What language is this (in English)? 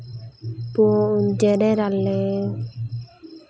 Santali